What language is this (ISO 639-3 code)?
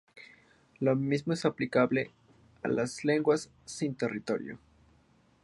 spa